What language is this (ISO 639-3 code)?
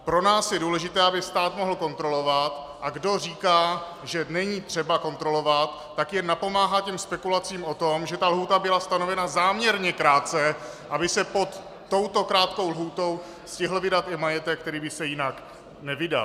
ces